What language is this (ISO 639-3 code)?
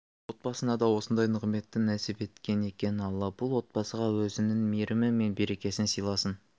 kaz